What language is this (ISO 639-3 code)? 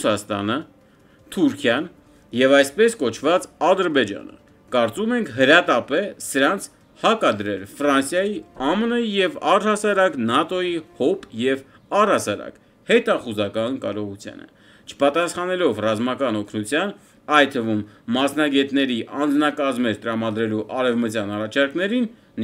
tur